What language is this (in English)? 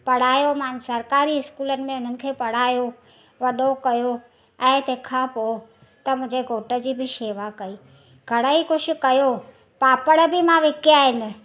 Sindhi